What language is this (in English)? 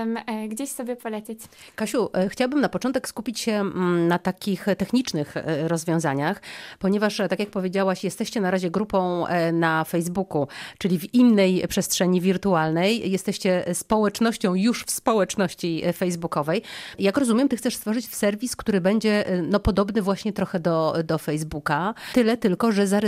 Polish